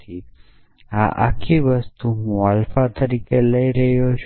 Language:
Gujarati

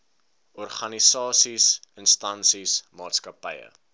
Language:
Afrikaans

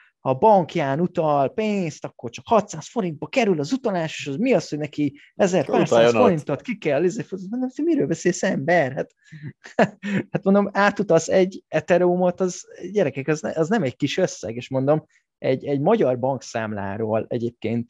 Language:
Hungarian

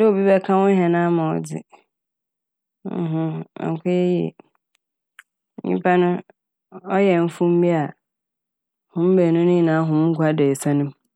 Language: Akan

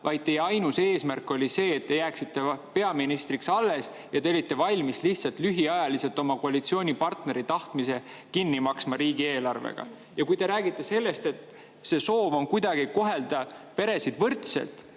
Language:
Estonian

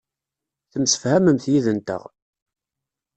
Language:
Kabyle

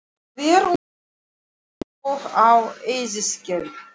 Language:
Icelandic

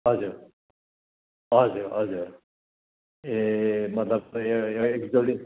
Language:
Nepali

